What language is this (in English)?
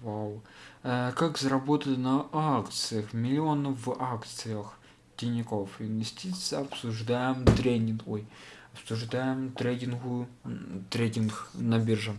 Russian